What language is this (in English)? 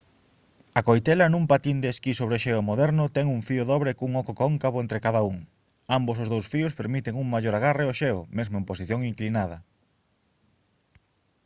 Galician